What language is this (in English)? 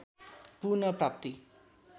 Nepali